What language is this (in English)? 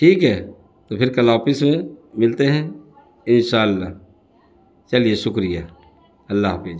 Urdu